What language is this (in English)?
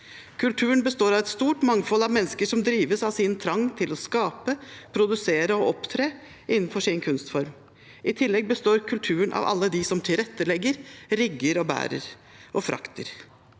Norwegian